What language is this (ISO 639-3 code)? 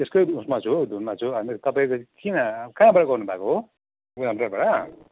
nep